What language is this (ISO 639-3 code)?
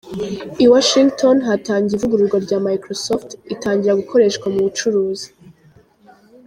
kin